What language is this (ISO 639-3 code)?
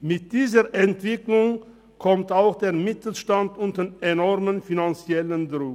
gsw